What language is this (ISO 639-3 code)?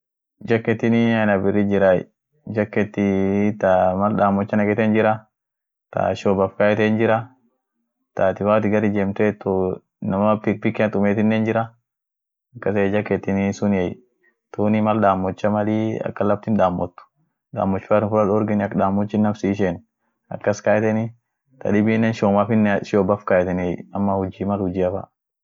orc